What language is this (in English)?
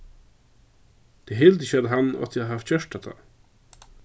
Faroese